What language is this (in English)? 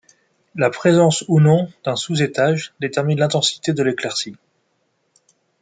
French